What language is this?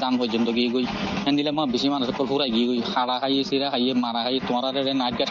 Bangla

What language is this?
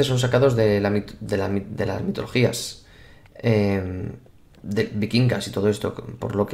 Spanish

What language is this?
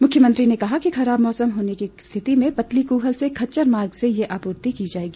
Hindi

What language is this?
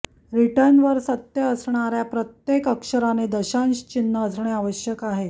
Marathi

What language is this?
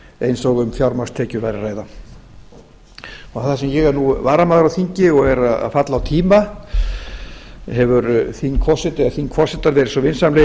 Icelandic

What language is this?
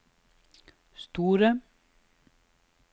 Norwegian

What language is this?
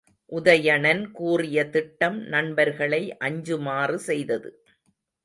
Tamil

